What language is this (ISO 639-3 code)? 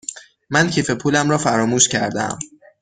fas